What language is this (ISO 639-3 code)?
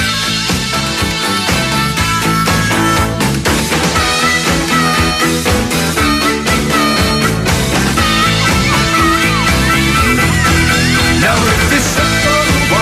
ell